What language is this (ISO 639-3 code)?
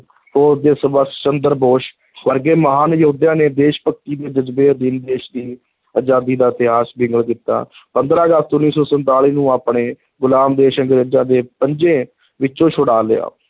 pan